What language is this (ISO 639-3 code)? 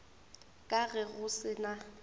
nso